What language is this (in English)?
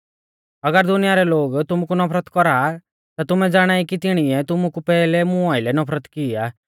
Mahasu Pahari